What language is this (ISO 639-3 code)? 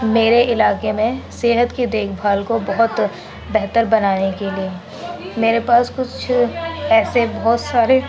urd